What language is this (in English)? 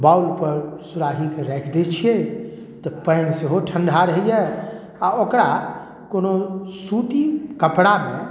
Maithili